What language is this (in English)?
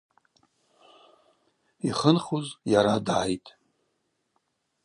Abaza